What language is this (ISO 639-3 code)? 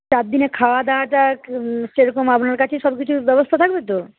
ben